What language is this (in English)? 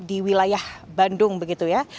Indonesian